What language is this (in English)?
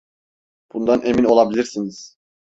Turkish